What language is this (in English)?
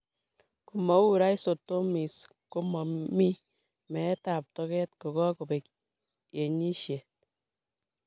Kalenjin